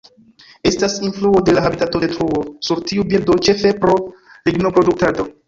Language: Esperanto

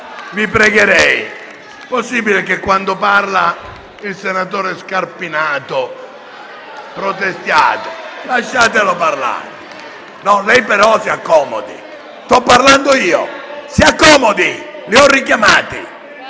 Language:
Italian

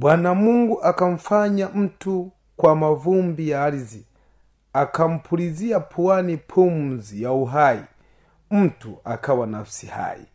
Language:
Swahili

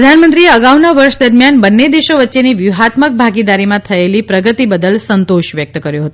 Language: Gujarati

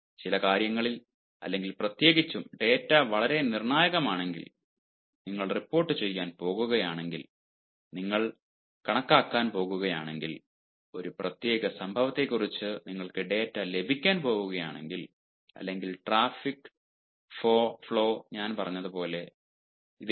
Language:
Malayalam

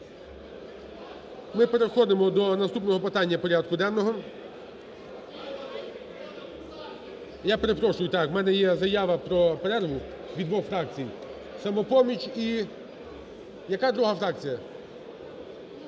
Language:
Ukrainian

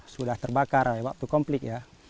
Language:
Indonesian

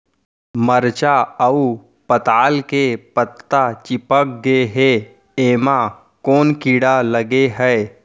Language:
Chhattisgarhi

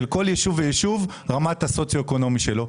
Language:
Hebrew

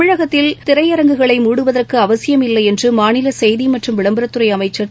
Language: Tamil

